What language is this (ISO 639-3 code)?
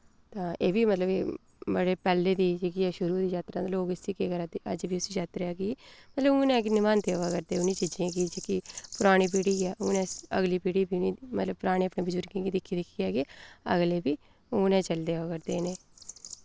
doi